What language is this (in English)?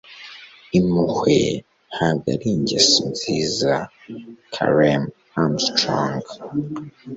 Kinyarwanda